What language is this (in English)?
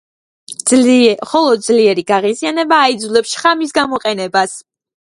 Georgian